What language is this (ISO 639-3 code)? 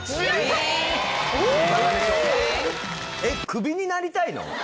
jpn